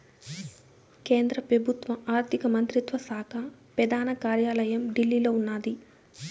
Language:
Telugu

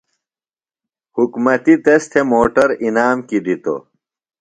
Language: Phalura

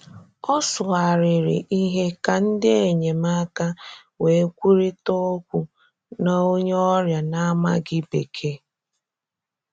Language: Igbo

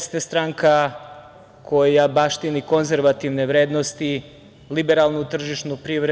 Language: Serbian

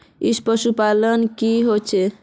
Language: Magahi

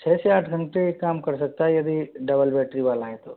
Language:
Hindi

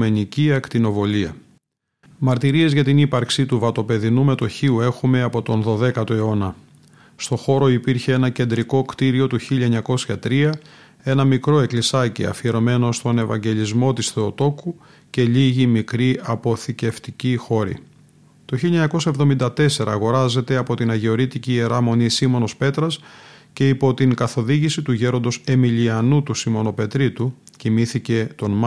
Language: Greek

